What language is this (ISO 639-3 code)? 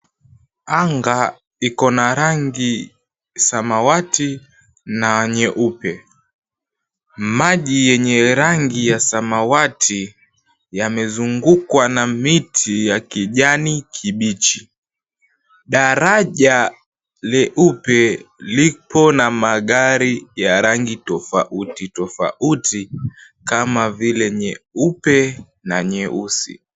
swa